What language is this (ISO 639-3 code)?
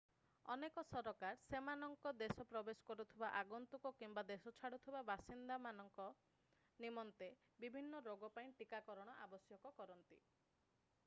ori